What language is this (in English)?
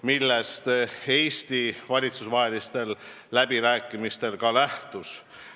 Estonian